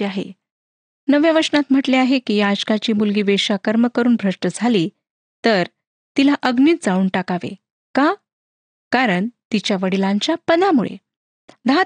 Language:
Marathi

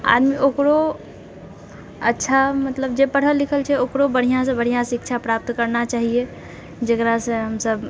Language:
Maithili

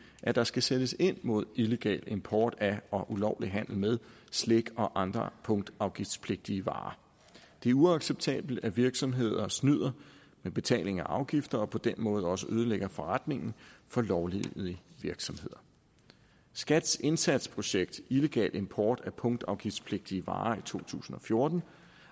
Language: Danish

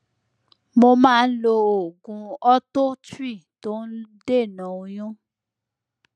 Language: Yoruba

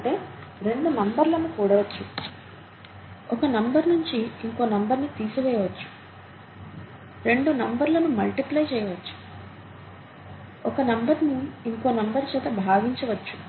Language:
Telugu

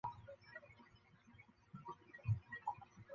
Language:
Chinese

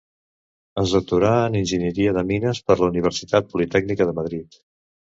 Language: Catalan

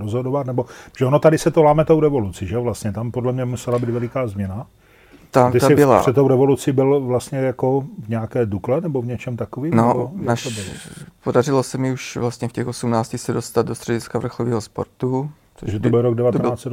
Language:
Czech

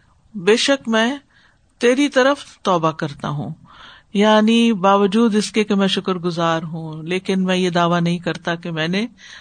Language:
Urdu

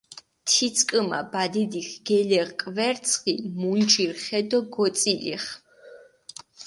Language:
Mingrelian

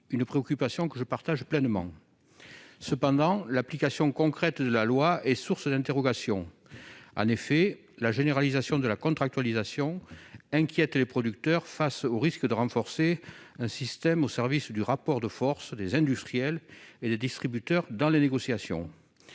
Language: French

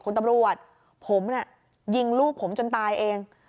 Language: Thai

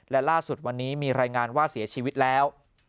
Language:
Thai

